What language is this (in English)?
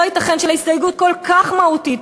Hebrew